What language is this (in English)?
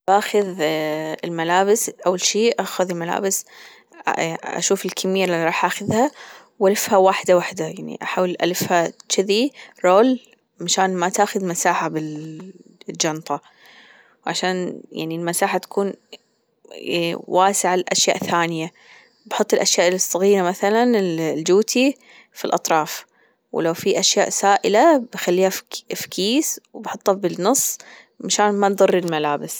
Gulf Arabic